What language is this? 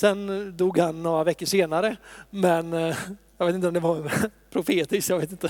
Swedish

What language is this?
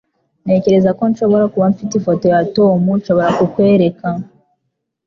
Kinyarwanda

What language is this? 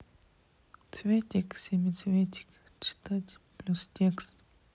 Russian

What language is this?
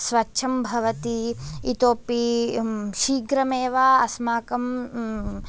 Sanskrit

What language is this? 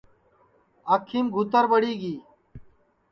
Sansi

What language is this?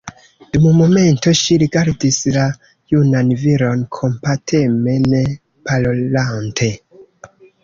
Esperanto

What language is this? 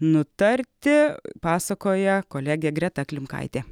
Lithuanian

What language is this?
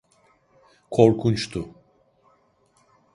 Turkish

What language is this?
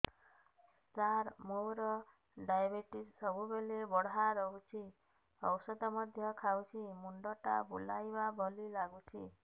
Odia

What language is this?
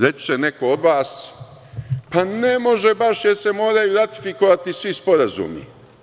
Serbian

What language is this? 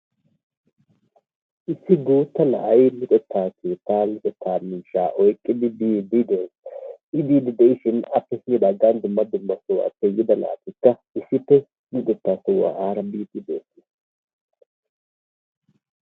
Wolaytta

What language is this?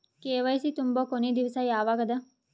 Kannada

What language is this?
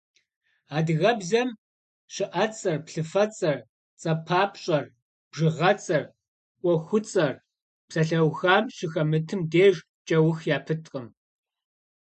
Kabardian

